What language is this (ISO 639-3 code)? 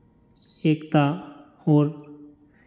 hin